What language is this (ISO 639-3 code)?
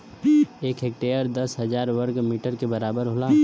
bho